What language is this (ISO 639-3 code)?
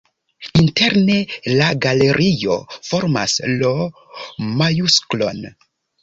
epo